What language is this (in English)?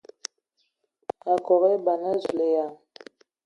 Ewondo